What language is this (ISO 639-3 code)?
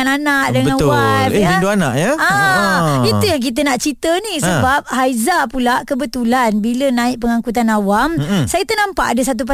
msa